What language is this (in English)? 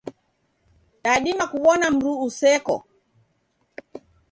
Taita